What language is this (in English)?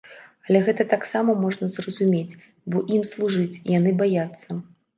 Belarusian